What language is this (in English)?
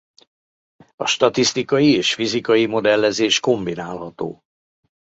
Hungarian